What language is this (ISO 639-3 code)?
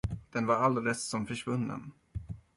swe